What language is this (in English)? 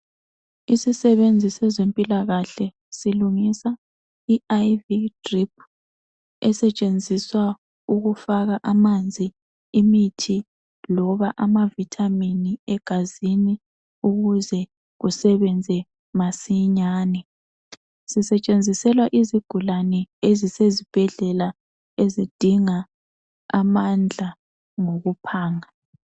North Ndebele